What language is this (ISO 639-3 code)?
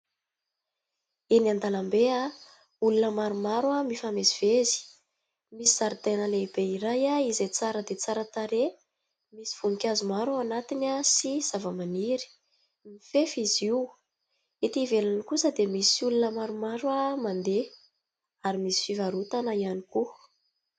mlg